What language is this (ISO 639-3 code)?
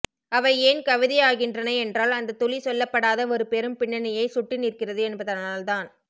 tam